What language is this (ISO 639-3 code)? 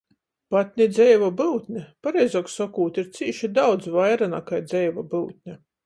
ltg